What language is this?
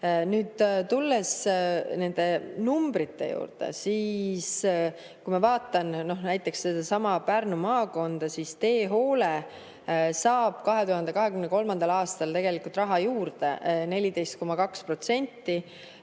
Estonian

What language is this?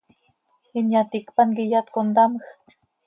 Seri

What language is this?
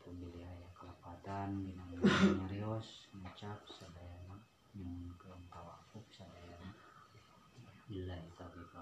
Indonesian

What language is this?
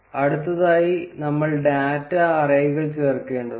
Malayalam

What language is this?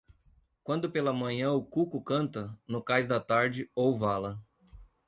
Portuguese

